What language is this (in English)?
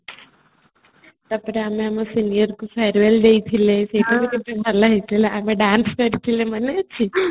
Odia